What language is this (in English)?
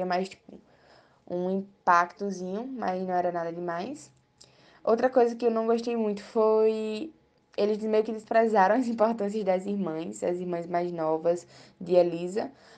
Portuguese